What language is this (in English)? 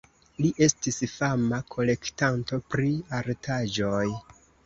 Esperanto